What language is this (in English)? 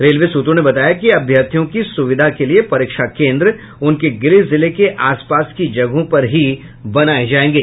Hindi